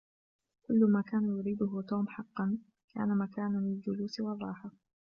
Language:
Arabic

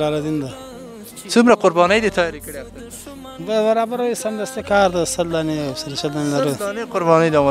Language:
Arabic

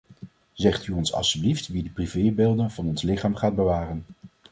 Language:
Dutch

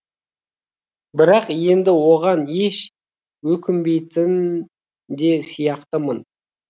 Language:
Kazakh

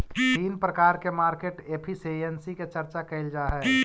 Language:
Magahi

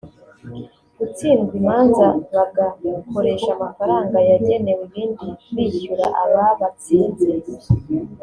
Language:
Kinyarwanda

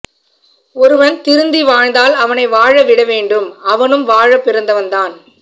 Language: Tamil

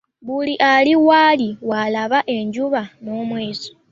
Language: Ganda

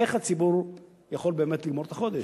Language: Hebrew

